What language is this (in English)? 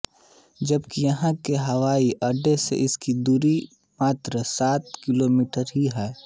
Hindi